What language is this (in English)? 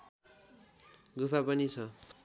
Nepali